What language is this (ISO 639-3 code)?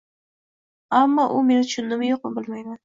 uzb